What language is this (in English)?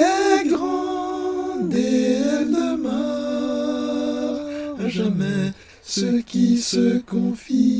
French